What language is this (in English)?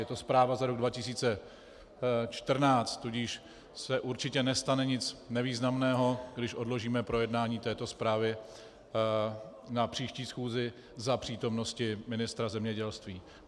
Czech